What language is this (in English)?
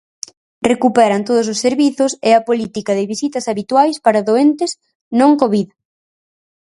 Galician